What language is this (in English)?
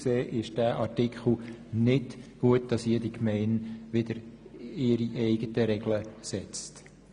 Swiss German